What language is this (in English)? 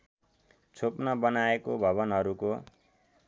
Nepali